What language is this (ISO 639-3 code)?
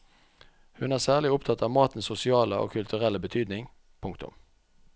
nor